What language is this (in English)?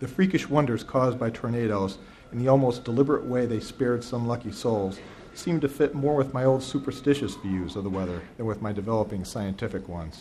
English